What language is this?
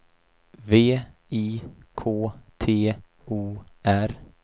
Swedish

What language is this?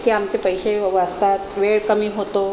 Marathi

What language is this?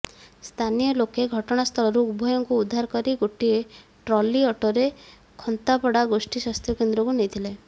Odia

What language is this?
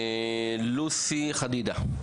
Hebrew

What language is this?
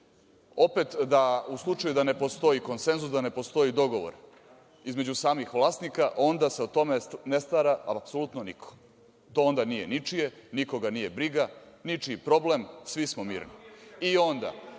Serbian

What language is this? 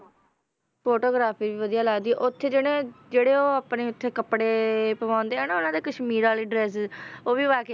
Punjabi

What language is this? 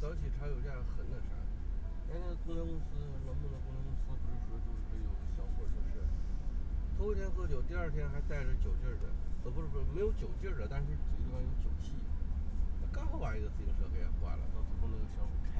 Chinese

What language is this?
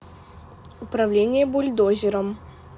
Russian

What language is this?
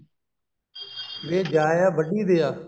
Punjabi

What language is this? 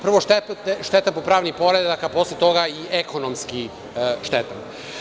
Serbian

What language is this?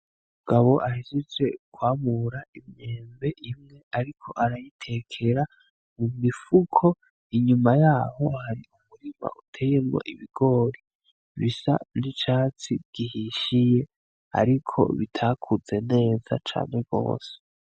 Rundi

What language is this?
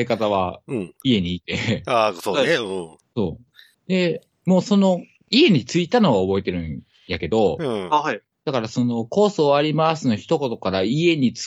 Japanese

